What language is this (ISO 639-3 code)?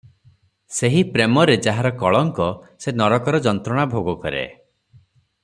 ori